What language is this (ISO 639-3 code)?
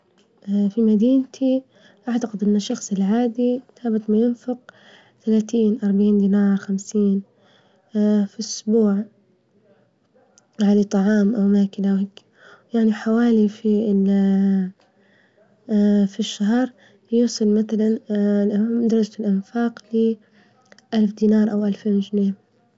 ayl